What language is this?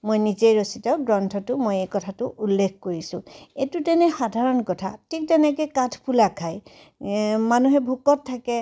Assamese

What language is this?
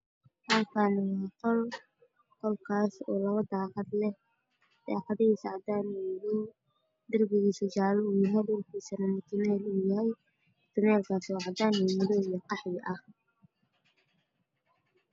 Somali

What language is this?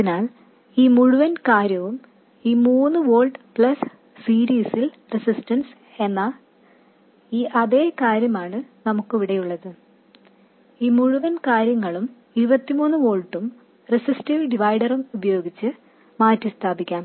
Malayalam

